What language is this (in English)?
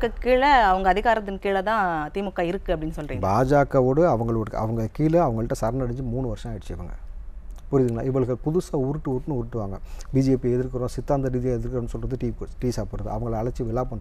Korean